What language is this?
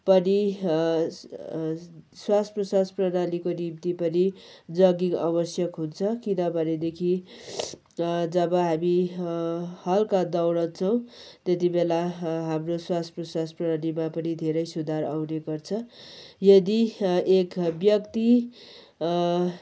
Nepali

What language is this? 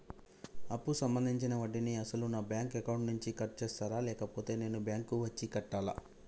Telugu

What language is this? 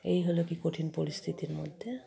Bangla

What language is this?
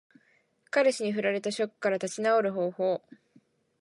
Japanese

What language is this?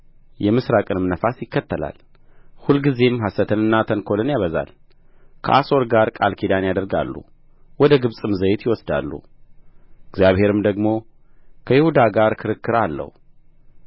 Amharic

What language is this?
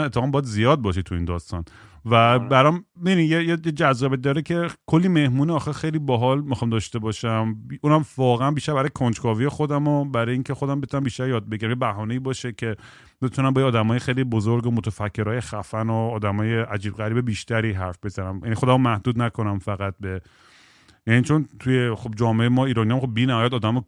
Persian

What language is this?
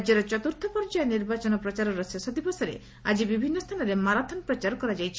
Odia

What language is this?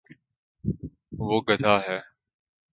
Urdu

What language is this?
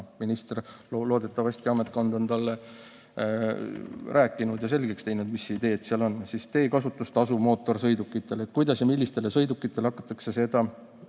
Estonian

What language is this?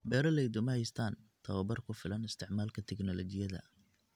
Somali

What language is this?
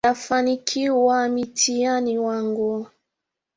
Swahili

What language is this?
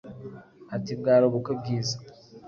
Kinyarwanda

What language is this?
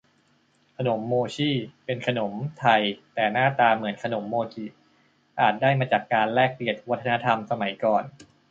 Thai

